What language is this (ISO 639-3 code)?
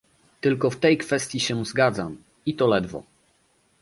pol